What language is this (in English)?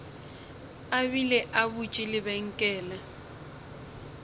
Northern Sotho